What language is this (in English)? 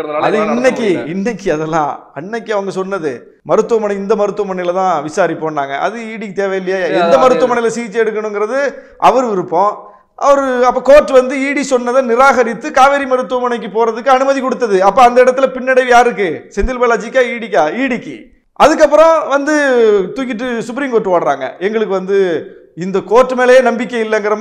Arabic